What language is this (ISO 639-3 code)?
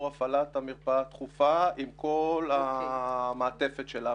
heb